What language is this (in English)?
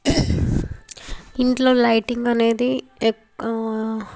Telugu